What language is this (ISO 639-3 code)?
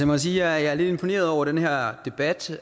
dan